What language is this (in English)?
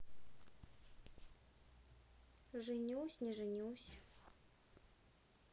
Russian